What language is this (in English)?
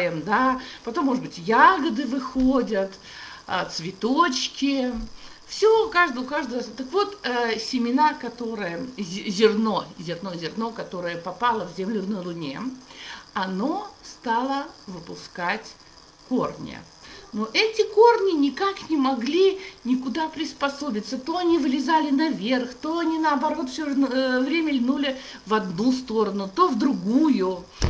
Russian